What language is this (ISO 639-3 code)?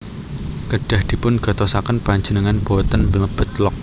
jav